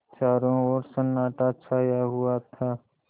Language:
Hindi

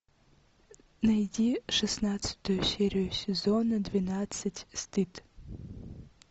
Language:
Russian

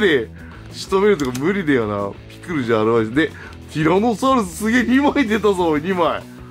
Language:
Japanese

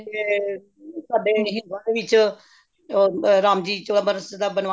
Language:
Punjabi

